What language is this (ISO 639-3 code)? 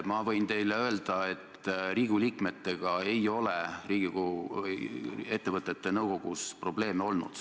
est